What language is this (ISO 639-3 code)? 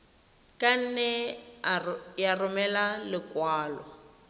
tsn